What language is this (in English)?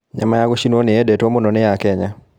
Kikuyu